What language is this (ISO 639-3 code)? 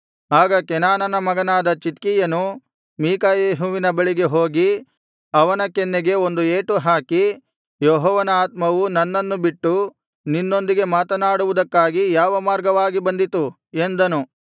kan